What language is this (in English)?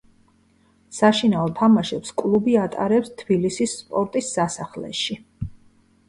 Georgian